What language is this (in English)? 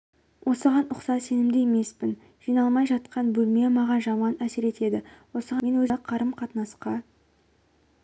Kazakh